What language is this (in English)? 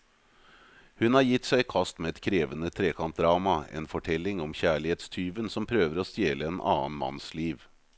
Norwegian